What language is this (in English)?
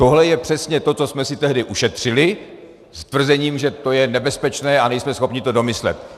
Czech